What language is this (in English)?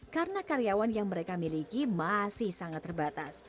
Indonesian